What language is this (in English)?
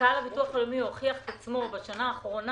Hebrew